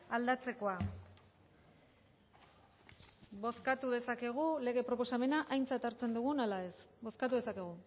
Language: Basque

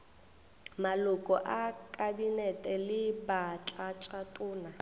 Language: Northern Sotho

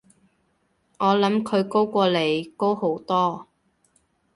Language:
Cantonese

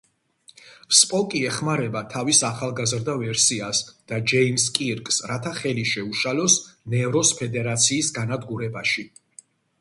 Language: Georgian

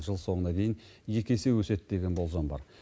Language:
Kazakh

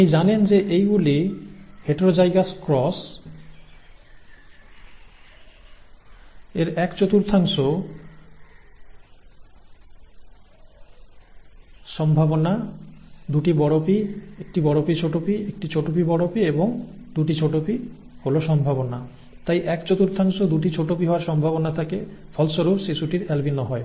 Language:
Bangla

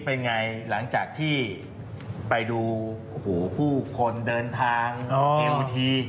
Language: Thai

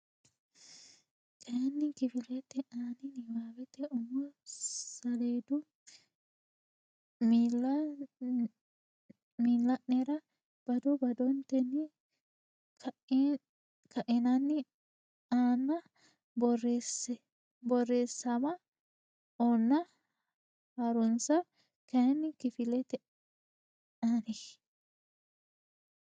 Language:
Sidamo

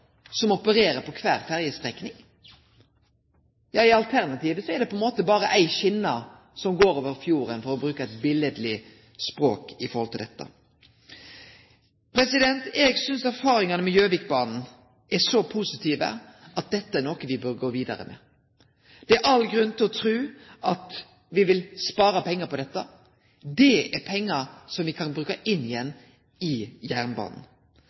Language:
Norwegian Nynorsk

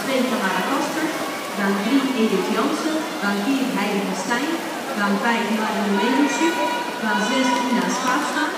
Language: Dutch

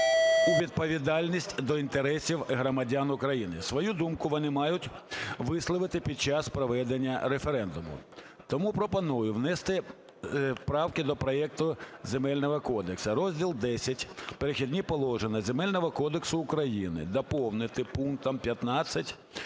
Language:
Ukrainian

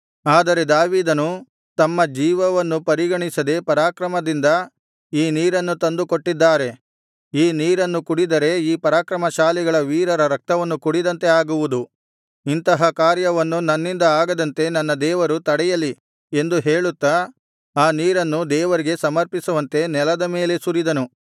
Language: Kannada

